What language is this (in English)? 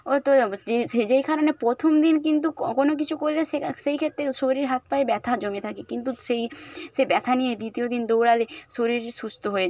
Bangla